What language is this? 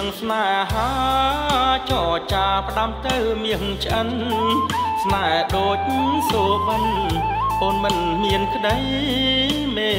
Thai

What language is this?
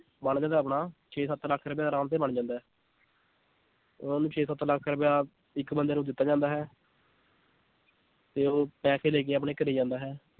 Punjabi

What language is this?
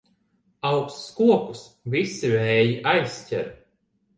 Latvian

